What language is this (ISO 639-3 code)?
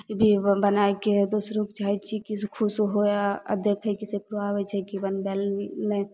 mai